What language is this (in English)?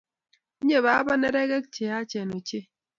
Kalenjin